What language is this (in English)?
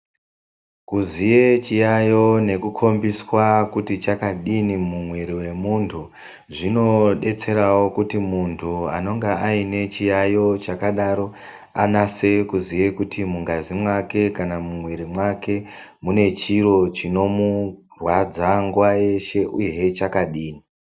Ndau